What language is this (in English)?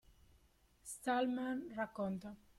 Italian